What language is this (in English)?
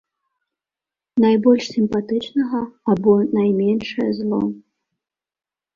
Belarusian